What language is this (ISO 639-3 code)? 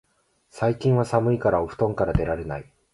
jpn